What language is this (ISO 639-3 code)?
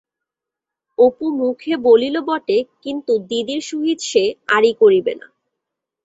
ben